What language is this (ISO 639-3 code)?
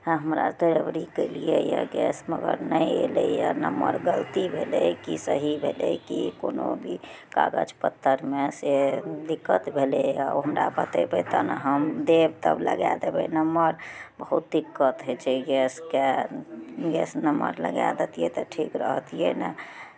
mai